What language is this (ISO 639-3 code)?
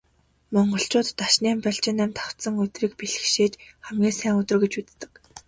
mon